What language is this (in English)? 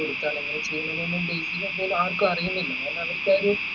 Malayalam